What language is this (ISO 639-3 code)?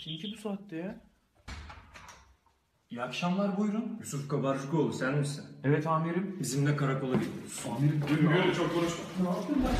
tur